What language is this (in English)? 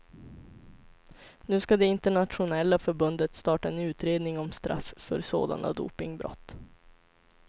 Swedish